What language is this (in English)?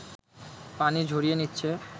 Bangla